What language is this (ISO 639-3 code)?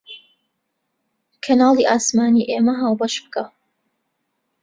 ckb